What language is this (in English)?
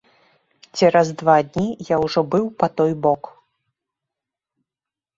Belarusian